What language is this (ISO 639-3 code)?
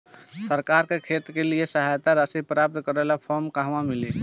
bho